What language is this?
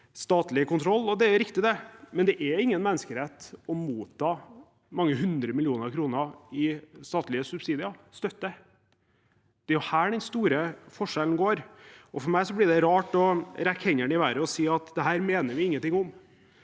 Norwegian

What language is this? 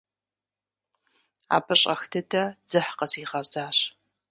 Kabardian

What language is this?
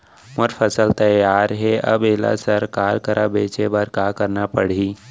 Chhattisgarhi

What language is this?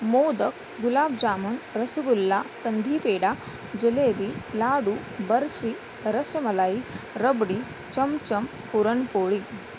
Marathi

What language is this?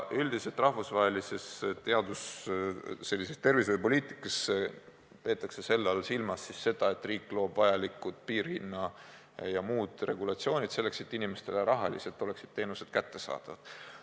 Estonian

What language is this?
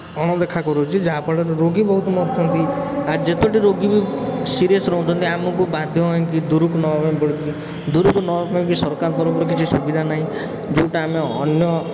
Odia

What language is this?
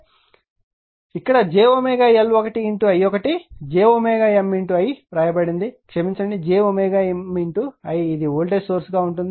Telugu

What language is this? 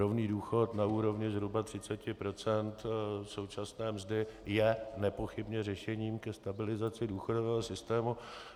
Czech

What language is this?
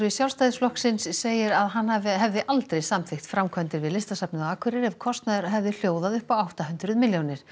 Icelandic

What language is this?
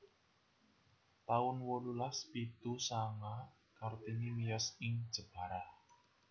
Javanese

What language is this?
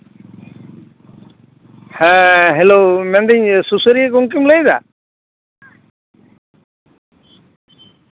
Santali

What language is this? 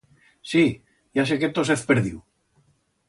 Aragonese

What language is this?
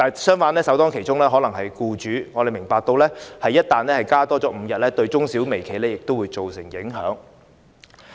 Cantonese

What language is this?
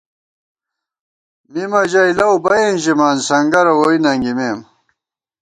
Gawar-Bati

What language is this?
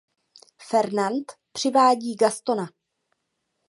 Czech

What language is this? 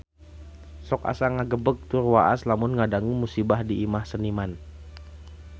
Sundanese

